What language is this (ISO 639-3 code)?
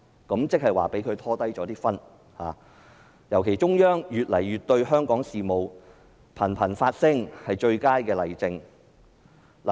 yue